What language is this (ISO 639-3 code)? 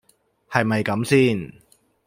yue